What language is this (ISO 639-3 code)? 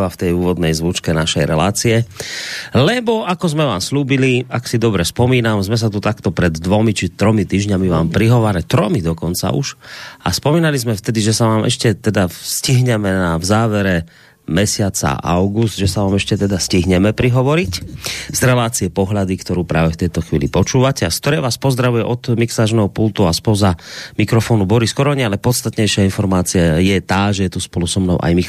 slk